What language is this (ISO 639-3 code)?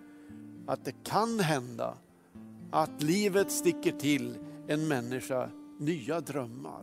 swe